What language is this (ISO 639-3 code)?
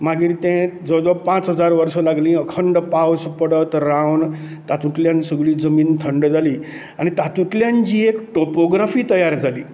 kok